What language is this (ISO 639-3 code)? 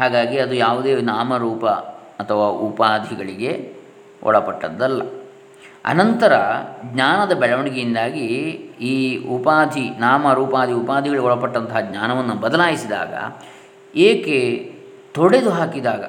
kan